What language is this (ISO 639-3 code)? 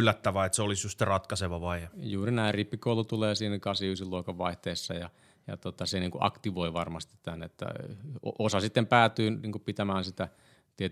fin